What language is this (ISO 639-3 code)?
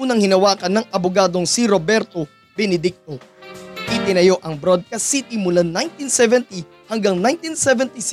fil